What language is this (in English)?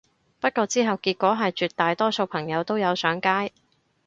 Cantonese